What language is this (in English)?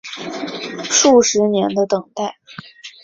Chinese